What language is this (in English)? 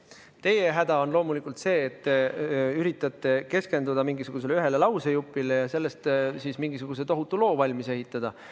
Estonian